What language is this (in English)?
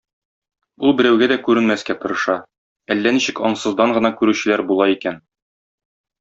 Tatar